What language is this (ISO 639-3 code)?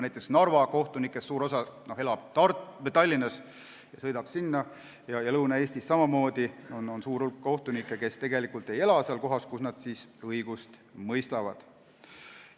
est